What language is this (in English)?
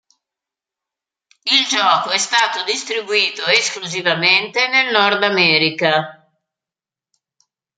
Italian